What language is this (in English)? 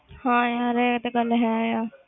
Punjabi